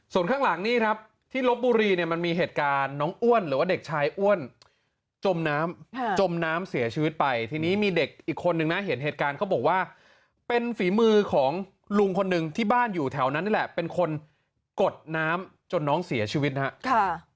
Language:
Thai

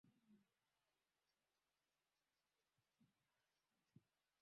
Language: Swahili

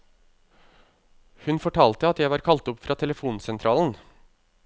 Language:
Norwegian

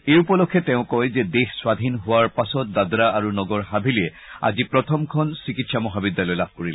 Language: Assamese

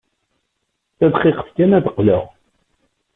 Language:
Kabyle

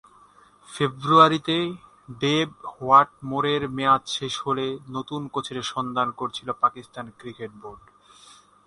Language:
Bangla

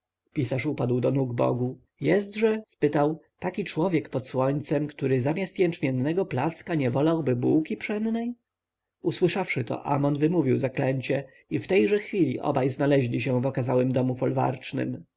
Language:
Polish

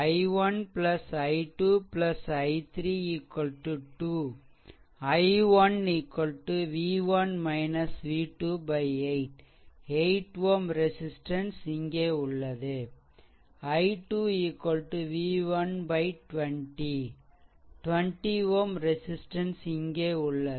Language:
Tamil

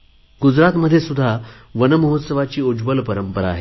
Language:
Marathi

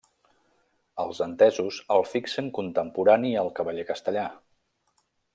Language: Catalan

